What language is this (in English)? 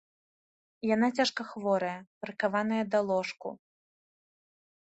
Belarusian